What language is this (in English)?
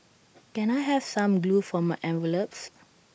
English